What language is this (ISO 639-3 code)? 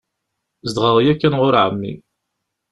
kab